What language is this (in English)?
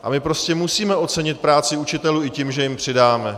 Czech